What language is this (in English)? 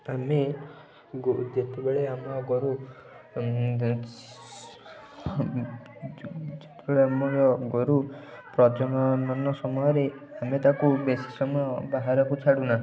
Odia